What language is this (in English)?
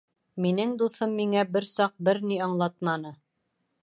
Bashkir